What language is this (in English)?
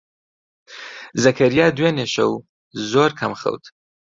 Central Kurdish